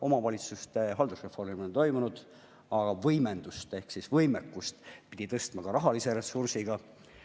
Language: Estonian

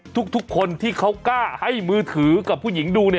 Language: Thai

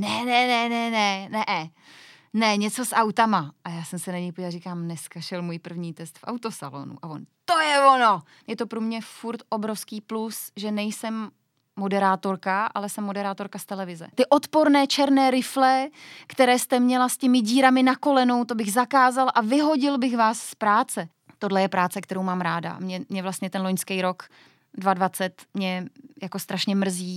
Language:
Czech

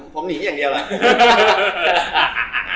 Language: Thai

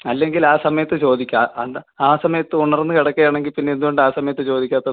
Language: Malayalam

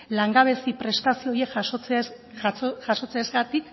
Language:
Basque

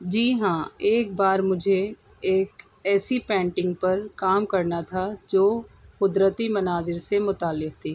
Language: Urdu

